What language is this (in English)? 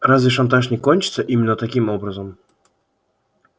Russian